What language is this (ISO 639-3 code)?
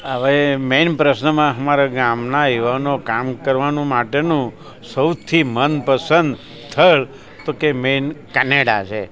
guj